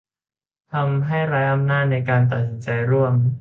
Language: Thai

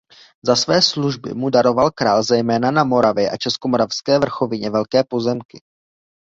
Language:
Czech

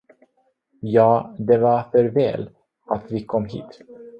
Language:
Swedish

